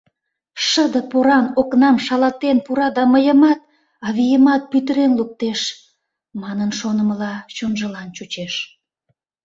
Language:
Mari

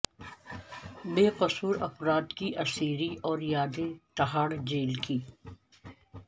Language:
Urdu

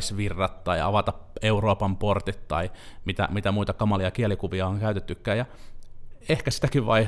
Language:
Finnish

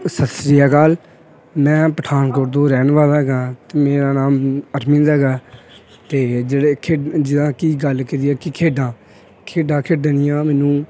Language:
Punjabi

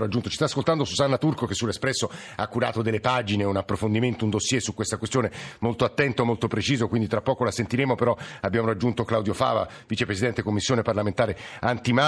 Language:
Italian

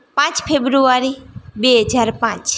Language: Gujarati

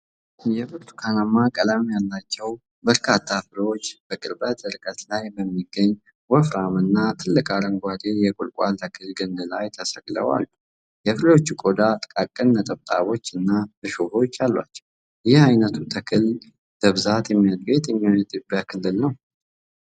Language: Amharic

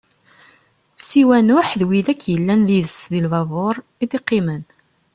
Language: Kabyle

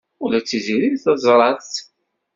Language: Kabyle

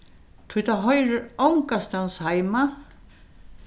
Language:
Faroese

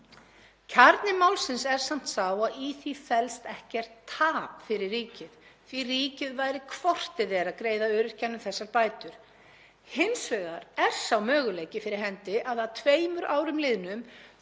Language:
Icelandic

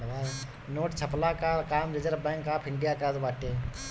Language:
Bhojpuri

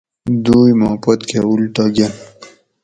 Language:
Gawri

